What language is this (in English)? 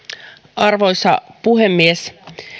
Finnish